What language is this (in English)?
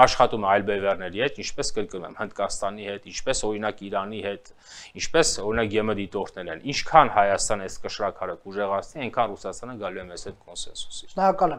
Romanian